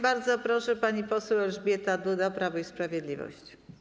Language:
Polish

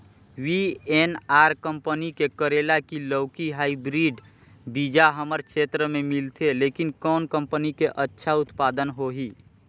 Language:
Chhattisgarhi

